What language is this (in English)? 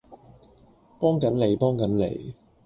Cantonese